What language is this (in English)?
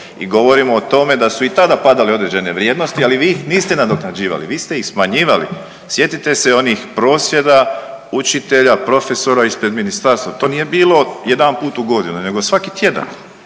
Croatian